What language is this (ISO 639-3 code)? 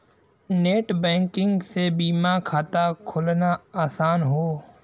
bho